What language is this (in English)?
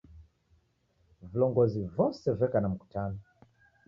Taita